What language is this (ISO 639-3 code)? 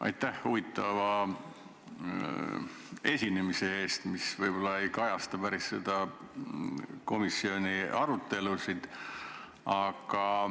est